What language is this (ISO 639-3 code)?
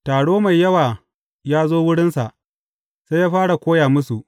hau